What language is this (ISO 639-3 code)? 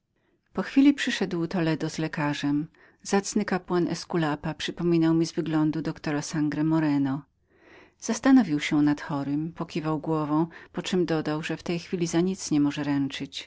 pol